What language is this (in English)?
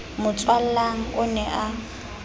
Southern Sotho